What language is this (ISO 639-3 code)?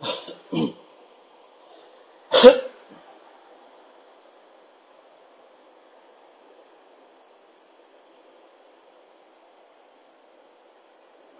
ben